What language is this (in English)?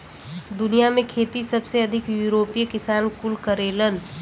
Bhojpuri